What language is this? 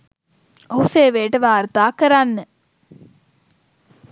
Sinhala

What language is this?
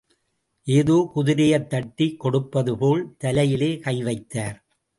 Tamil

